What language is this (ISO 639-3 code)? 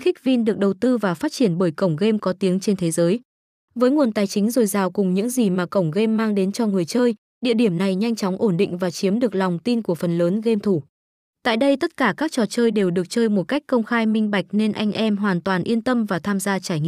vie